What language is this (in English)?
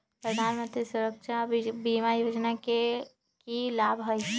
Magahi